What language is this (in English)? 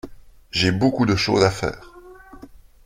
French